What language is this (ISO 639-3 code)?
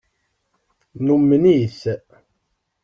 kab